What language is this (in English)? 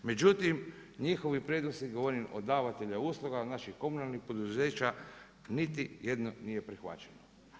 Croatian